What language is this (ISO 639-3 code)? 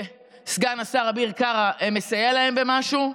heb